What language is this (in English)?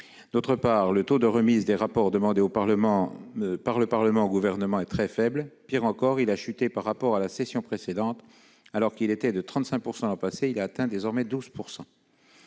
French